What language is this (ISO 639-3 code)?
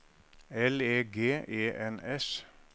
nor